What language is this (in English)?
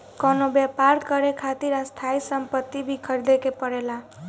Bhojpuri